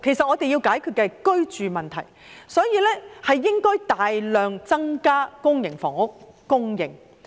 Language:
Cantonese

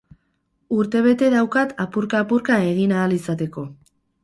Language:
Basque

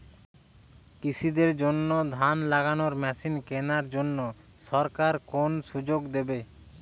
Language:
Bangla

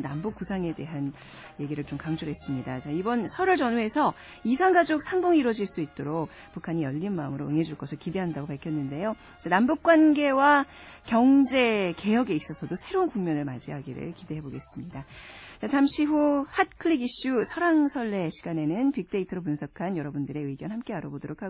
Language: Korean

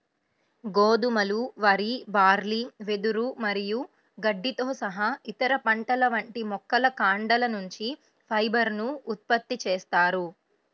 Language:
Telugu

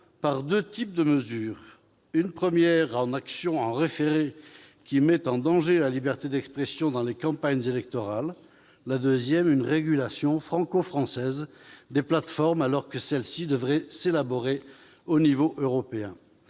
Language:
French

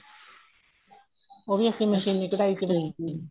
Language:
Punjabi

